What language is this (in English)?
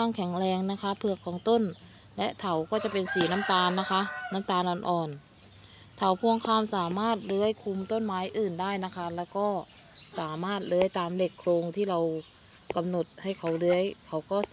Thai